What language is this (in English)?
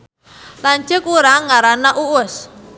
Sundanese